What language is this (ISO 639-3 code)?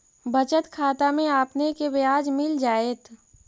mag